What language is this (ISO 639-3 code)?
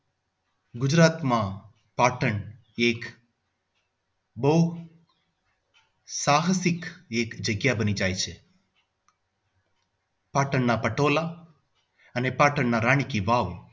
guj